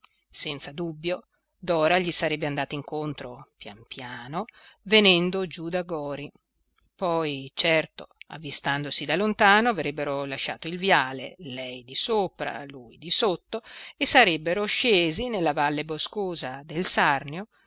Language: Italian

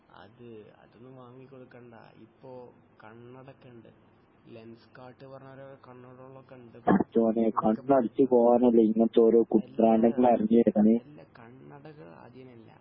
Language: Malayalam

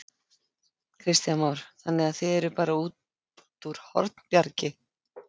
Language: Icelandic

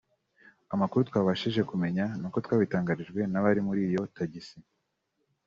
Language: Kinyarwanda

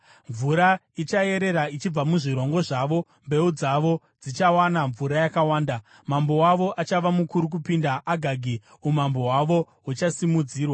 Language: Shona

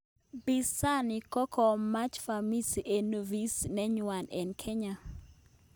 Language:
Kalenjin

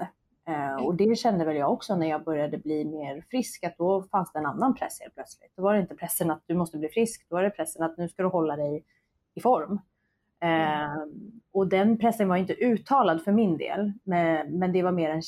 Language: Swedish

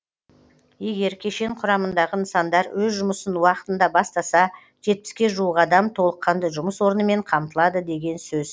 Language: Kazakh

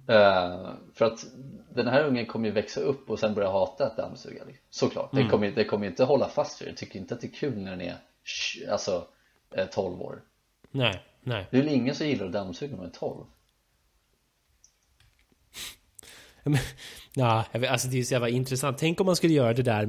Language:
Swedish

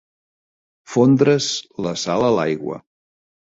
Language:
Catalan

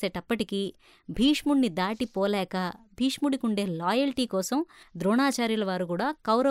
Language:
Telugu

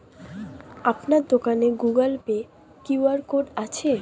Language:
Bangla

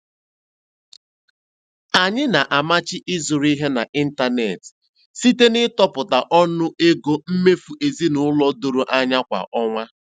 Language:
Igbo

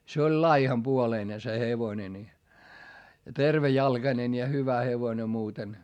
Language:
Finnish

